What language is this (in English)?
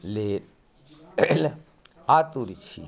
Maithili